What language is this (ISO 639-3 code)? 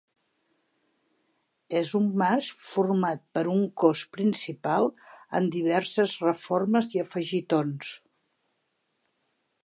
cat